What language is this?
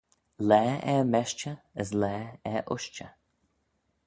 Manx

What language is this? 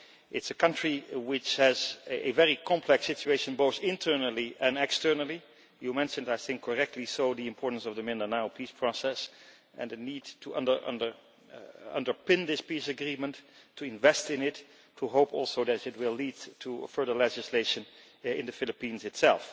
English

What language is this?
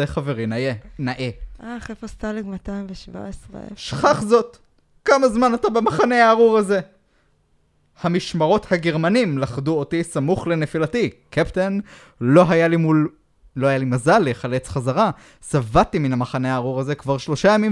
Hebrew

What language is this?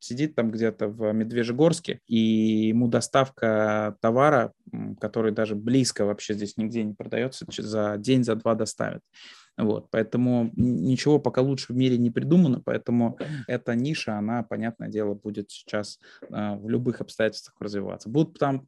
Russian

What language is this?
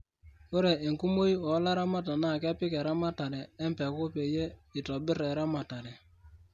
Masai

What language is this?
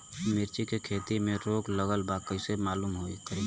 Bhojpuri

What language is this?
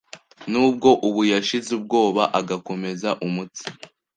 Kinyarwanda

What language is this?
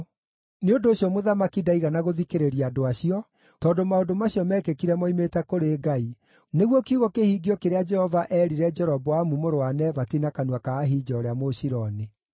Kikuyu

